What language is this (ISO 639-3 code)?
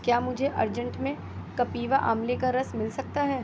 urd